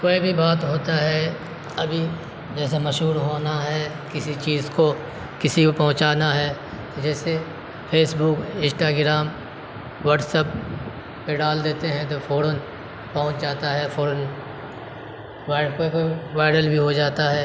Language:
Urdu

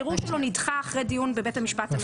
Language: Hebrew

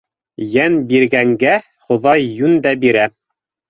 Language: Bashkir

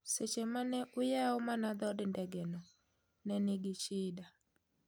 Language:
Luo (Kenya and Tanzania)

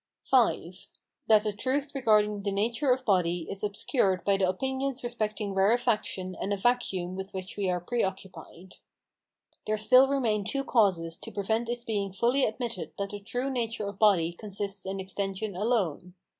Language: English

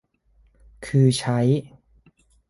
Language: Thai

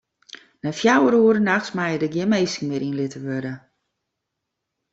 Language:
Western Frisian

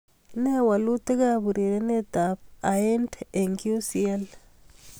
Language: Kalenjin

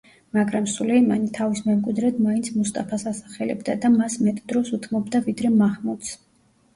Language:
Georgian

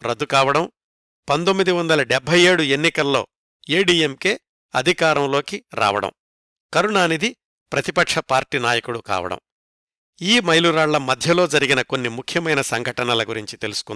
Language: Telugu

